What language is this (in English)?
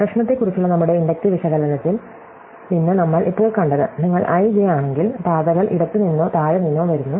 Malayalam